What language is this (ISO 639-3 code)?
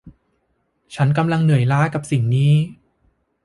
tha